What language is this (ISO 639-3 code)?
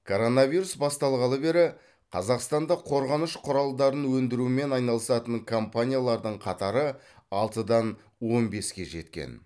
kaz